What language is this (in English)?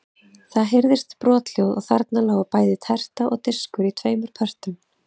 Icelandic